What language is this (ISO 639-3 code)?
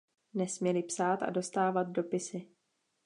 ces